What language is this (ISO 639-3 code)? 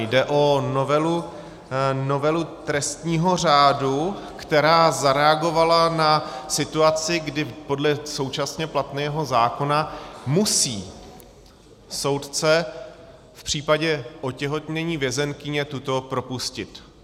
ces